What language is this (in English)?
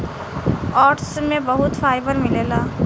Bhojpuri